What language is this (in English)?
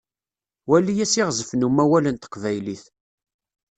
Kabyle